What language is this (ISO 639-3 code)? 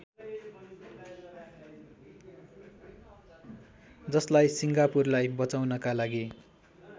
nep